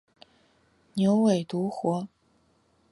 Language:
Chinese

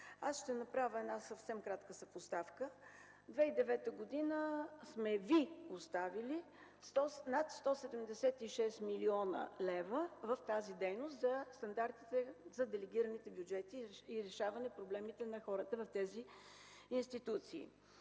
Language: Bulgarian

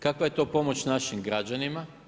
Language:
Croatian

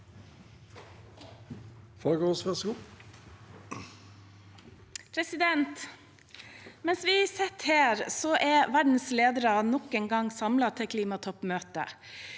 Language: Norwegian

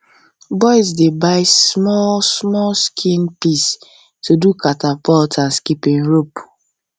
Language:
Nigerian Pidgin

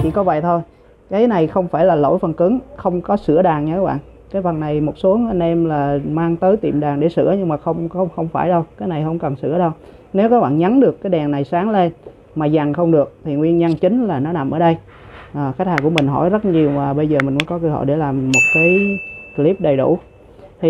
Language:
Vietnamese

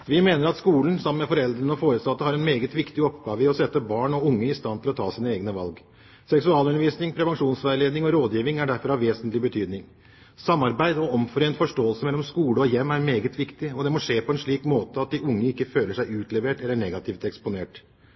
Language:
Norwegian Bokmål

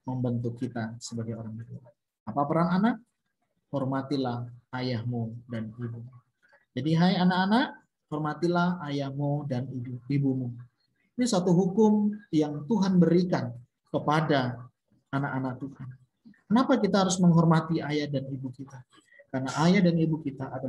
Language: Indonesian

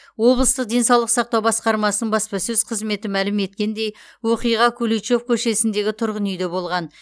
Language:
Kazakh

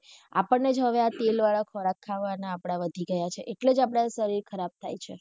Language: Gujarati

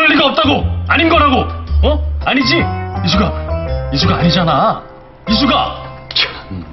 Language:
Korean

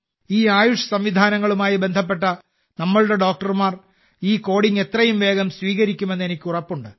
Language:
Malayalam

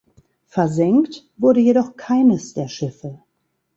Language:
German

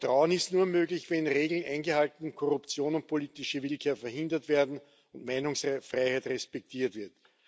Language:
German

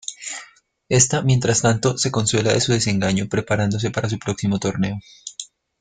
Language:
Spanish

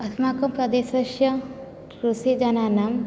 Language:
Sanskrit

